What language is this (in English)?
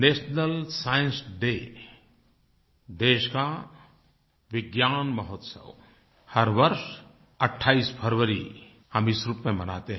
Hindi